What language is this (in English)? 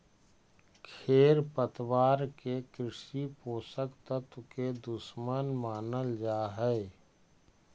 Magahi